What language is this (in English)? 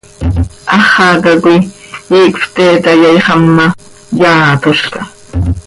Seri